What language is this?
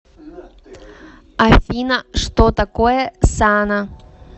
Russian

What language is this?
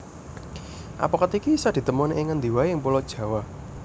Javanese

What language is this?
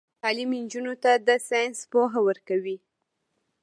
Pashto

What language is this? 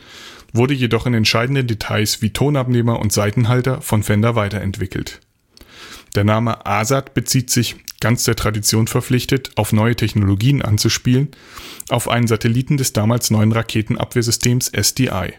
German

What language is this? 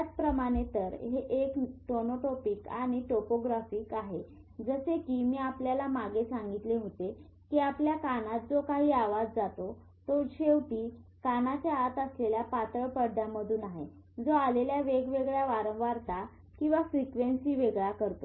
Marathi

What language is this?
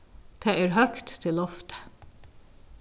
Faroese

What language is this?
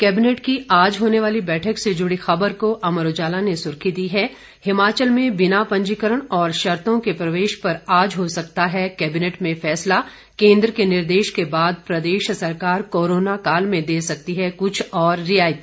Hindi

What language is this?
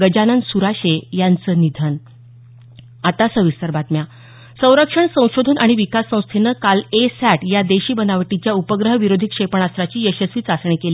Marathi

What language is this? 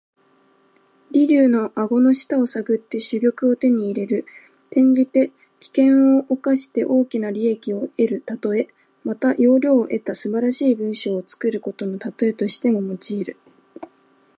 Japanese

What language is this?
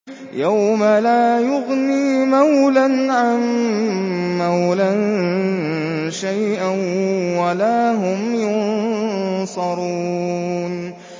Arabic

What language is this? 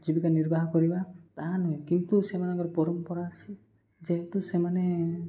Odia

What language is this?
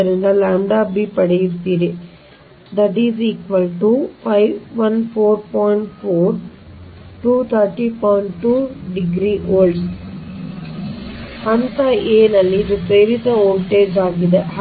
Kannada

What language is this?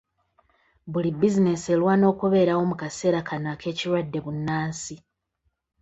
Ganda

